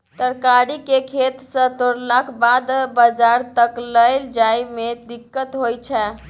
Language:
Maithili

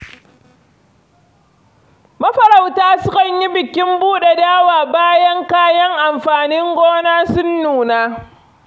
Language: Hausa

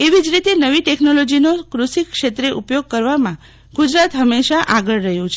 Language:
Gujarati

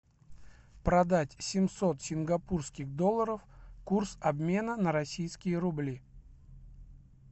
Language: Russian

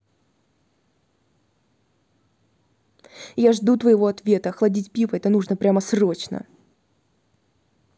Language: Russian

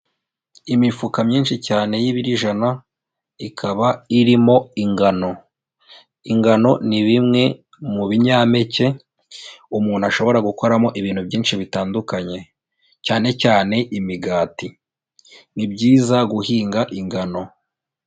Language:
Kinyarwanda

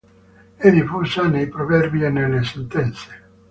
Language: Italian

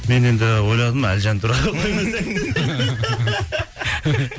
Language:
Kazakh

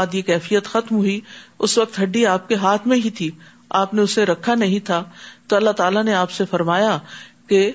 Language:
Urdu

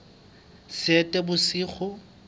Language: Southern Sotho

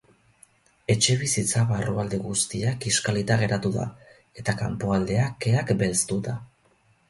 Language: Basque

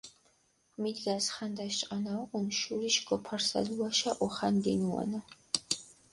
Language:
Mingrelian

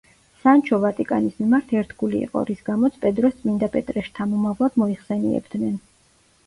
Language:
Georgian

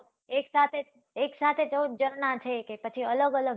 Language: Gujarati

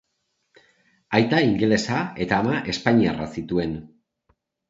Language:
Basque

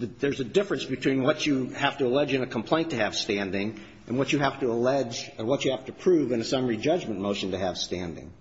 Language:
English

